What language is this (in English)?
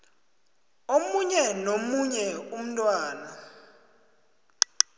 South Ndebele